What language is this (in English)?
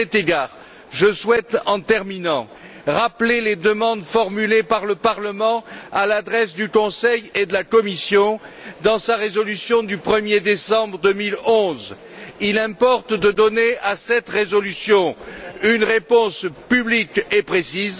French